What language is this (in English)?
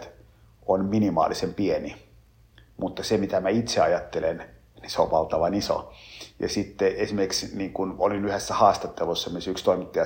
Finnish